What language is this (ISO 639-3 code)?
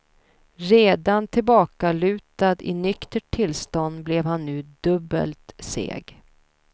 swe